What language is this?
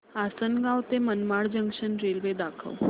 Marathi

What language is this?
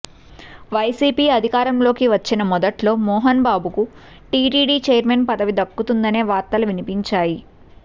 Telugu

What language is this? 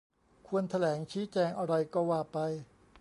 Thai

